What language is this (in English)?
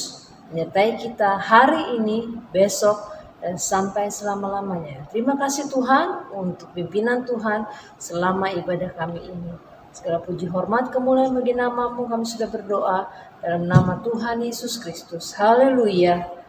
Indonesian